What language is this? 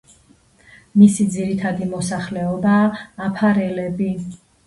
Georgian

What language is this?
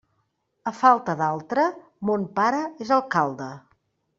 Catalan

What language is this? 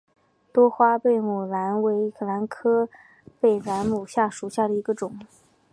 Chinese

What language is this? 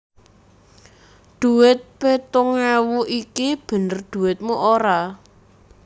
Javanese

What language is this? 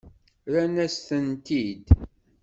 Kabyle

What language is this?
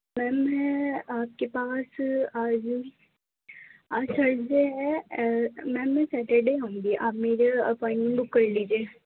Urdu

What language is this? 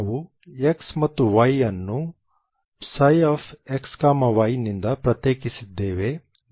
Kannada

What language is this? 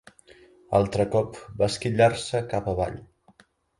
Catalan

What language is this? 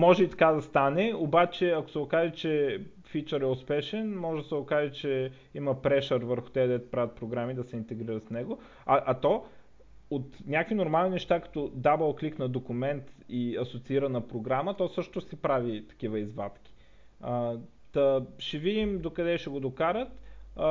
Bulgarian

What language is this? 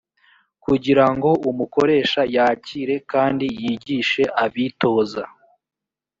Kinyarwanda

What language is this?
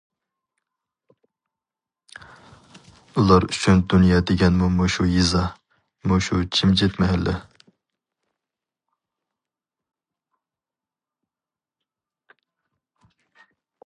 Uyghur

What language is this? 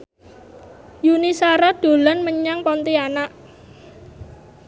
Javanese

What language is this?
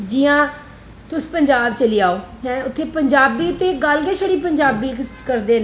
Dogri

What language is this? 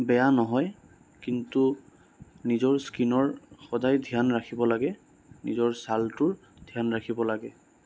Assamese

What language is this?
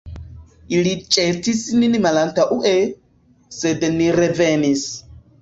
Esperanto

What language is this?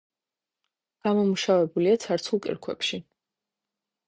Georgian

